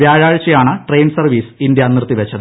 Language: Malayalam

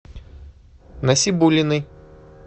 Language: Russian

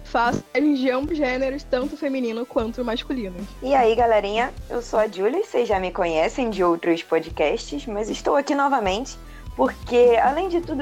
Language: Portuguese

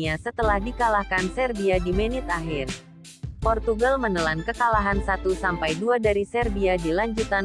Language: Indonesian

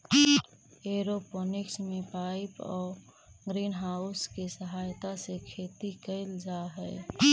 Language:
Magahi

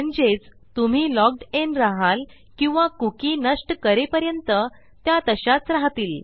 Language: Marathi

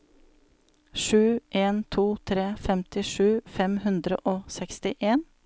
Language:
Norwegian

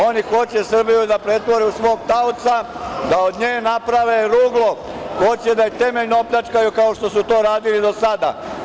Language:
Serbian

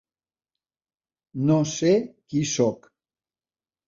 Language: Catalan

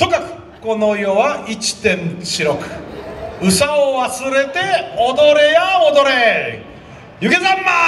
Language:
Japanese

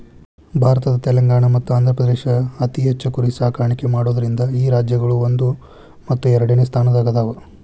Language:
Kannada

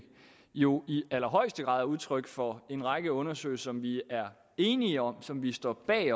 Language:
Danish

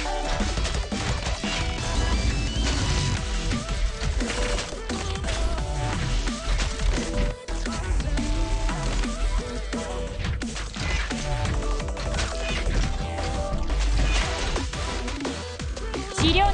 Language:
Japanese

